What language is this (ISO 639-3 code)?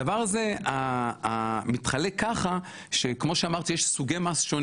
heb